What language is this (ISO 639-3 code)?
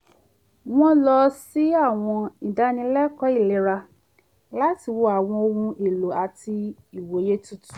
yor